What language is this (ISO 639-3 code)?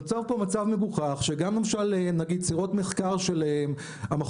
heb